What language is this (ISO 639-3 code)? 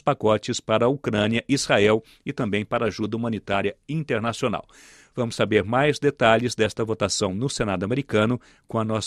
por